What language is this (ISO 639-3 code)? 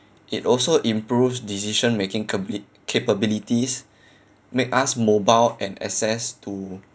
eng